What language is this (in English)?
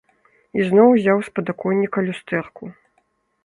Belarusian